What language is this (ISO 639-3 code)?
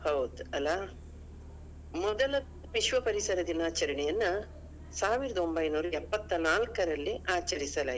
kan